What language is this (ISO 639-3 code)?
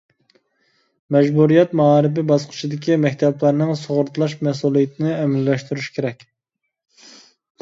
uig